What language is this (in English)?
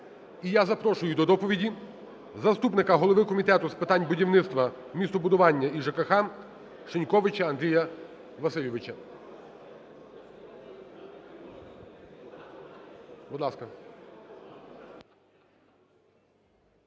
Ukrainian